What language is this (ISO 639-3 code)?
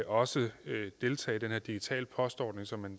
dan